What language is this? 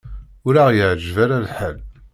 Kabyle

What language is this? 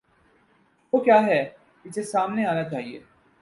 Urdu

